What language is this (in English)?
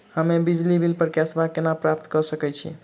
Maithili